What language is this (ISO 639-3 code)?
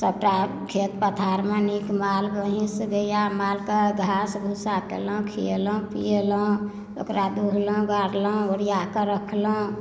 mai